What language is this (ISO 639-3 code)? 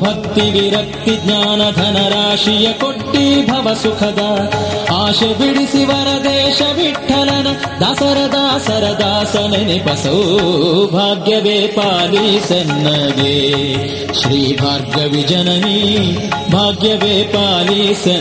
kan